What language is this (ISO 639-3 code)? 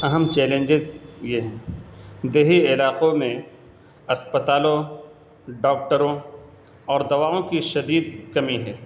urd